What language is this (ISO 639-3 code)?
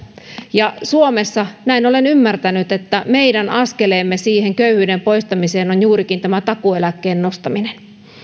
fin